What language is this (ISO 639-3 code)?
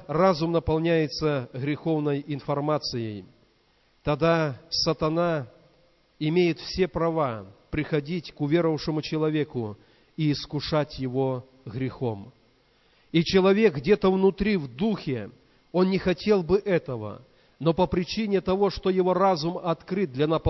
rus